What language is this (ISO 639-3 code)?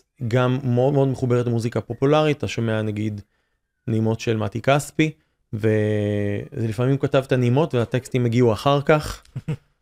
heb